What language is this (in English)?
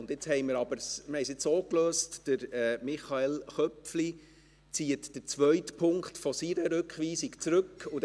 Swiss German